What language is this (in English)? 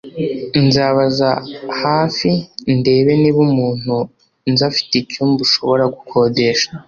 Kinyarwanda